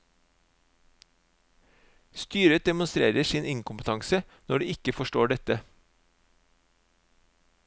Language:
Norwegian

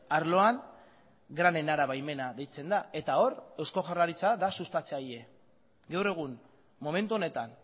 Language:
Basque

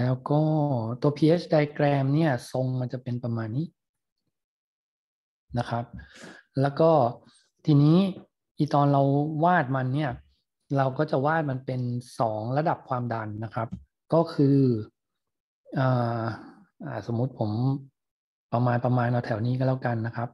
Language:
Thai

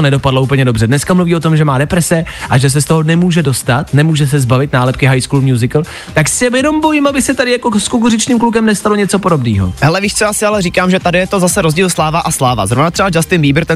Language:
Czech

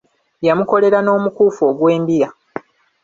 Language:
Ganda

